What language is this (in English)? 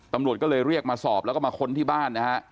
Thai